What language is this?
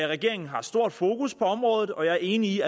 Danish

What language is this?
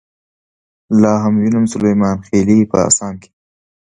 Pashto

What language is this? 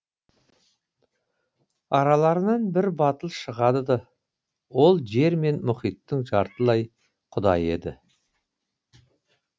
Kazakh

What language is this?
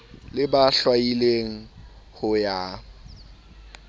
Southern Sotho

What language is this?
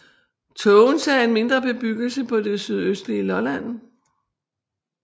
Danish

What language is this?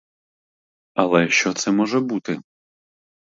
Ukrainian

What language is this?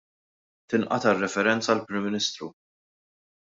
Maltese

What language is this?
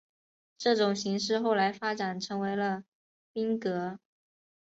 Chinese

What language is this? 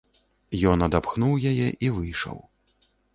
Belarusian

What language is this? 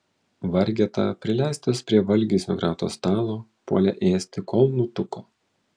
Lithuanian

